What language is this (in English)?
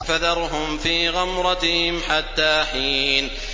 Arabic